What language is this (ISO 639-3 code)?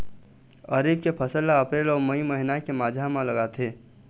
hne